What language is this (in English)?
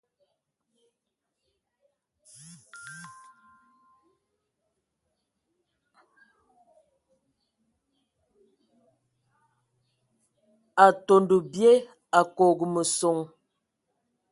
Ewondo